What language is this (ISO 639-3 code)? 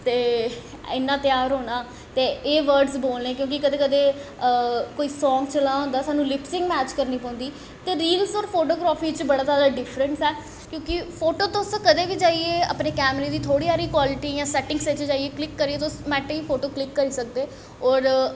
doi